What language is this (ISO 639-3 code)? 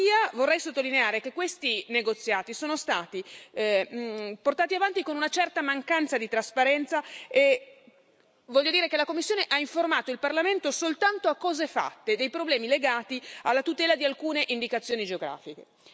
ita